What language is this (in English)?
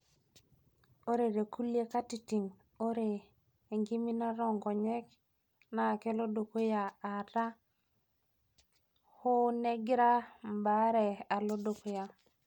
Masai